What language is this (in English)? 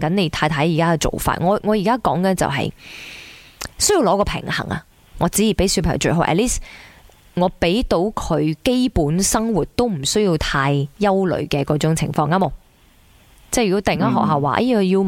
Chinese